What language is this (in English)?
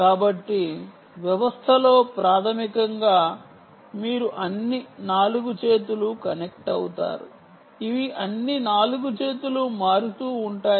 Telugu